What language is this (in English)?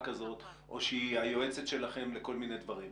Hebrew